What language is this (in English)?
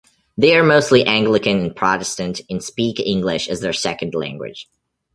English